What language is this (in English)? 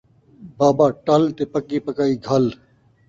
Saraiki